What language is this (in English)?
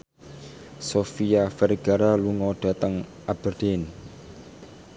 Javanese